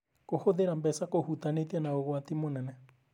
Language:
Kikuyu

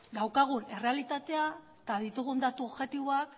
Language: Basque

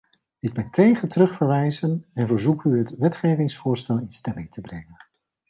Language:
Dutch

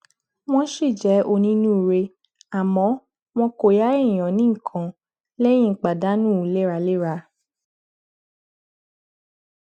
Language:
Yoruba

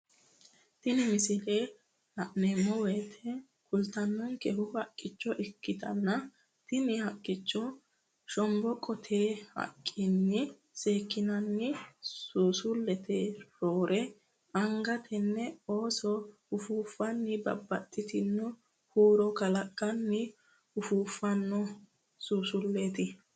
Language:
Sidamo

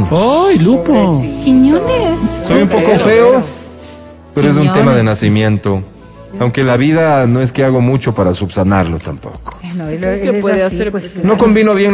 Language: Spanish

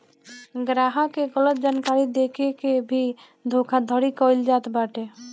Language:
Bhojpuri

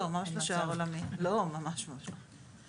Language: Hebrew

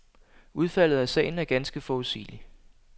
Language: Danish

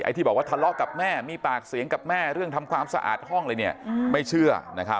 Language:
Thai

